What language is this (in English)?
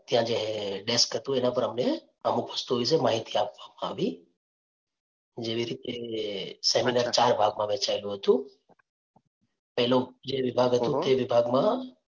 Gujarati